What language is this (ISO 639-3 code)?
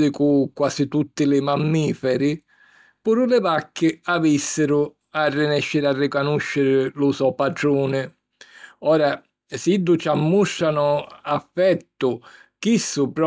scn